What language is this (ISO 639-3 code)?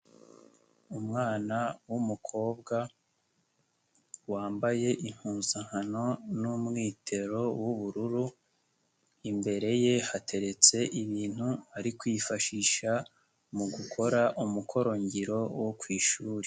kin